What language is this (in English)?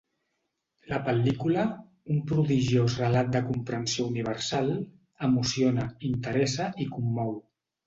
Catalan